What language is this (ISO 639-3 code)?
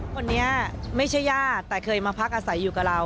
tha